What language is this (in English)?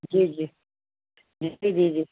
Sindhi